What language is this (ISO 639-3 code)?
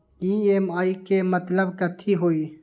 mag